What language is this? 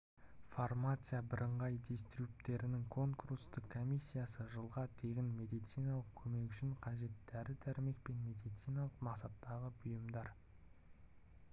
Kazakh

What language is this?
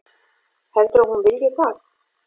Icelandic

